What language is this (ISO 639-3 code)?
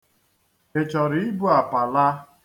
ibo